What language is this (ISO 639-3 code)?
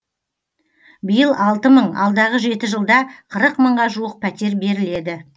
kaz